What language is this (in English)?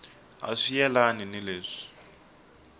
Tsonga